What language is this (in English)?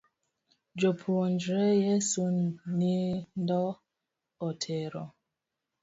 Luo (Kenya and Tanzania)